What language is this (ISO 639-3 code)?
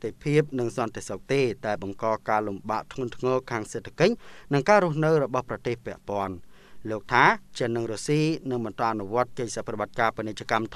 tha